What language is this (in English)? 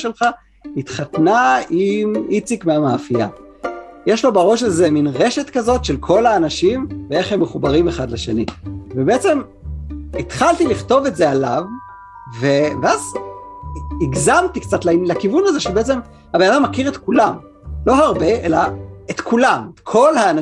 Hebrew